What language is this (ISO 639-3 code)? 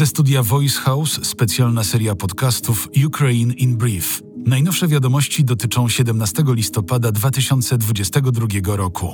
pol